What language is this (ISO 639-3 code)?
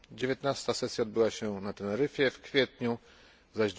pol